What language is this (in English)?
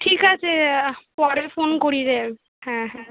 Bangla